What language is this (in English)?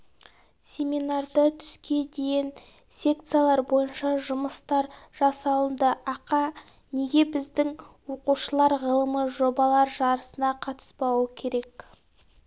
Kazakh